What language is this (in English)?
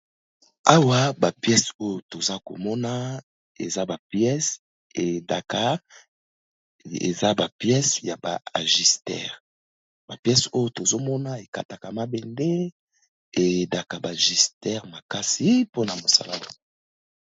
Lingala